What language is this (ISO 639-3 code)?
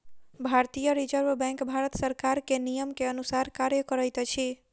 mai